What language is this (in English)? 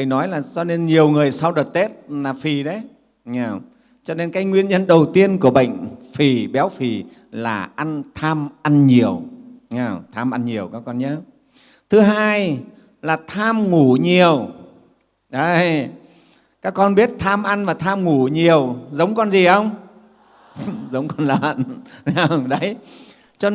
Vietnamese